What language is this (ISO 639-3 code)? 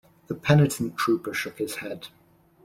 eng